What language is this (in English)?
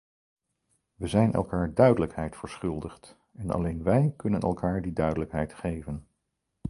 Dutch